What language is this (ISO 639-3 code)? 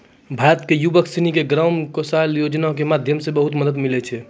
mai